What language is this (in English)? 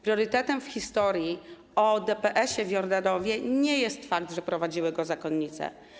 Polish